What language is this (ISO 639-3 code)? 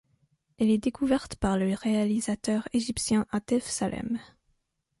fra